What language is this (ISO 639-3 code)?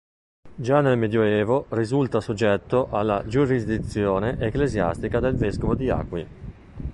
ita